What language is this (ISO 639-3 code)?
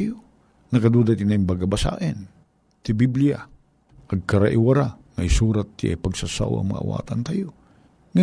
fil